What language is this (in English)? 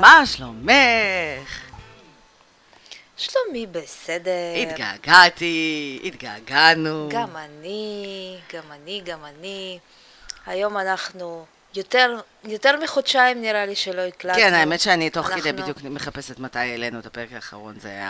Hebrew